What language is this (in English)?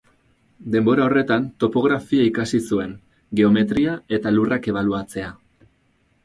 Basque